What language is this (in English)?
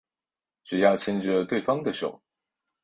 Chinese